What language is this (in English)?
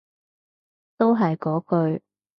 Cantonese